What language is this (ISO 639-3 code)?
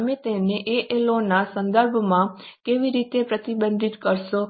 guj